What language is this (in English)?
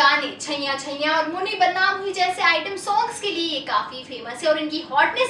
English